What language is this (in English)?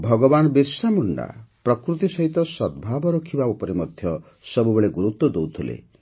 Odia